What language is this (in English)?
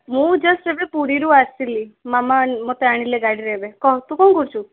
Odia